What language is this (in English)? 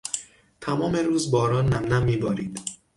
Persian